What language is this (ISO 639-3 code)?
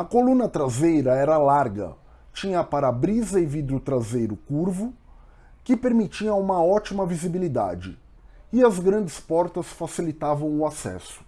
por